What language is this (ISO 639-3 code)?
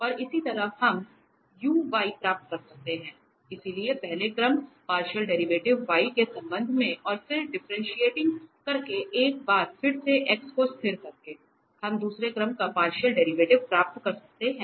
hin